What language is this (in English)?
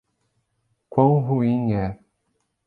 Portuguese